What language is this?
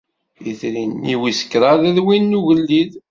Kabyle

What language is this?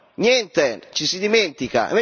Italian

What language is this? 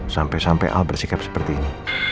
Indonesian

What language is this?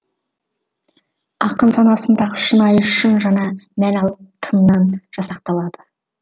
Kazakh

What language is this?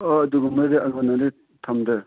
Manipuri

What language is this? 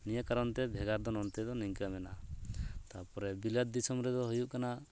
Santali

